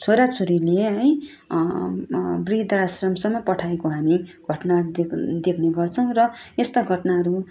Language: Nepali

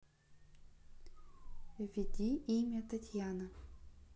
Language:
Russian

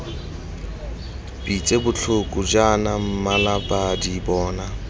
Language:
Tswana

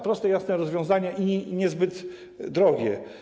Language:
Polish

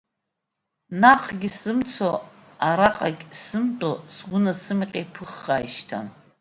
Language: Abkhazian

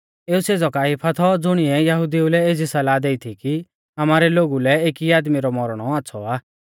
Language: Mahasu Pahari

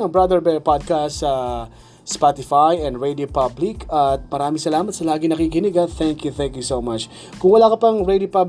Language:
Filipino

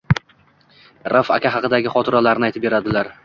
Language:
Uzbek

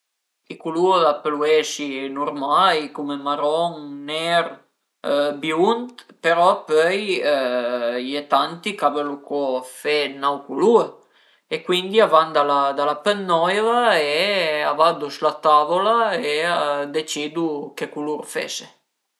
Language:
Piedmontese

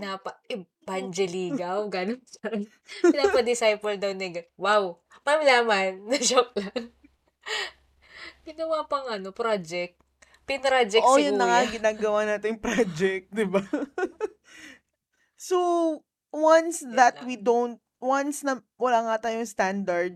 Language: Filipino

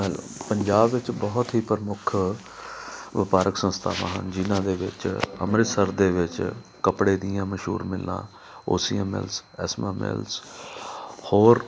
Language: Punjabi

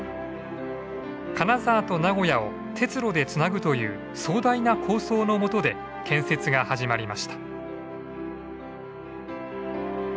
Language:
Japanese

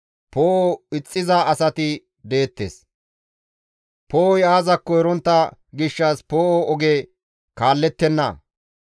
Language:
Gamo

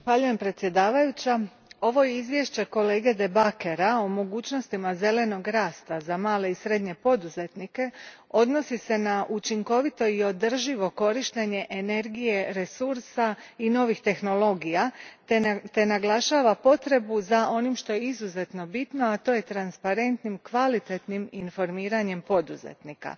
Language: Croatian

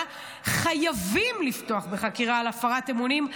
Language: Hebrew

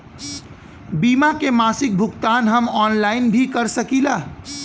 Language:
Bhojpuri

